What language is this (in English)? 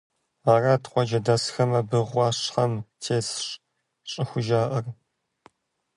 Kabardian